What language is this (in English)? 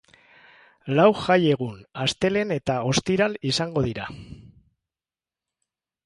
Basque